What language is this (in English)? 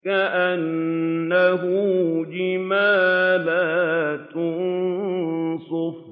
Arabic